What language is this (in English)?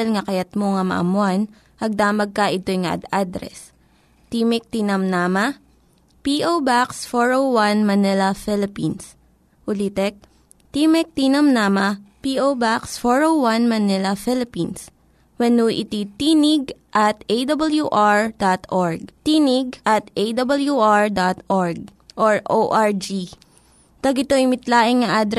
Filipino